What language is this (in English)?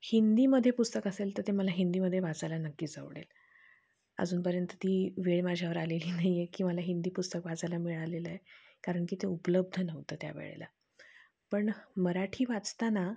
Marathi